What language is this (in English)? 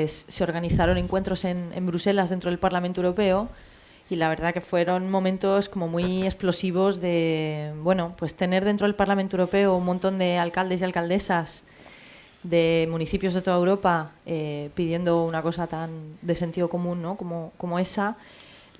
Spanish